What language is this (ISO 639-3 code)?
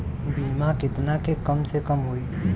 bho